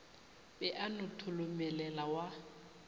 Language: Northern Sotho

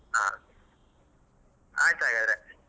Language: Kannada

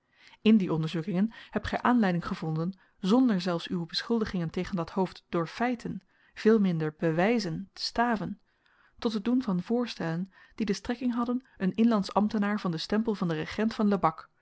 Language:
Dutch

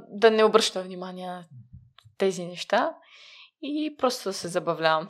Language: Bulgarian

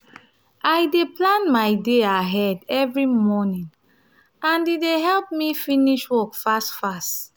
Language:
Nigerian Pidgin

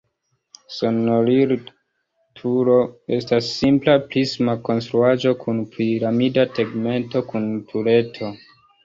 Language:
Esperanto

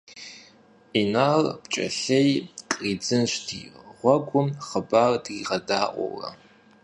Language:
Kabardian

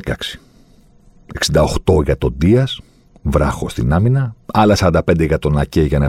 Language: Greek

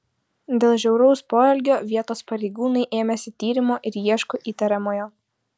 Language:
Lithuanian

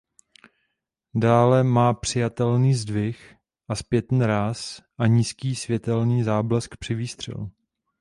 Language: Czech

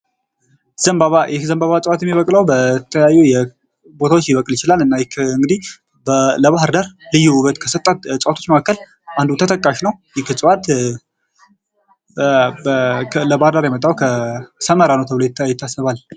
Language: Amharic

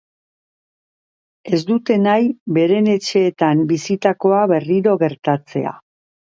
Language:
Basque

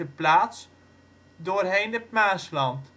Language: Dutch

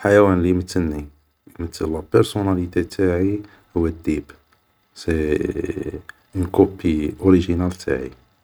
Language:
Algerian Arabic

